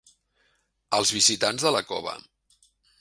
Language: Catalan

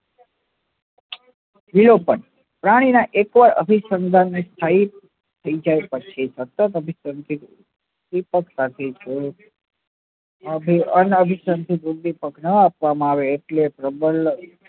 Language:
Gujarati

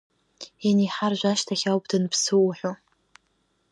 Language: Abkhazian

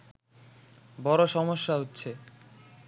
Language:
Bangla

